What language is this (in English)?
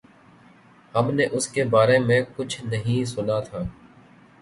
Urdu